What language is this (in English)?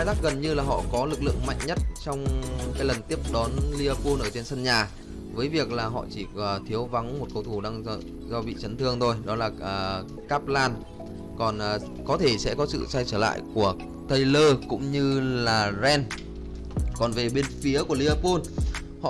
Vietnamese